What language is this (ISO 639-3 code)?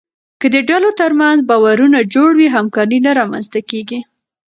pus